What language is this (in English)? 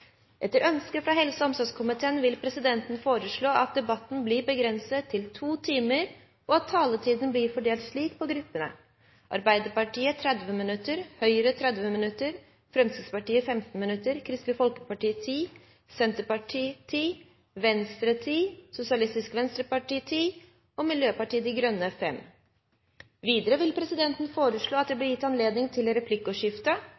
Norwegian Bokmål